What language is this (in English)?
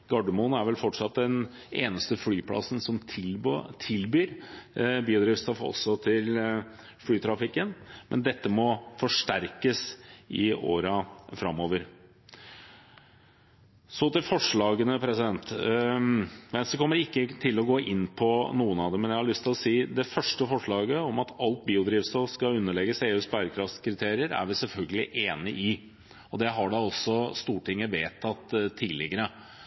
Norwegian Bokmål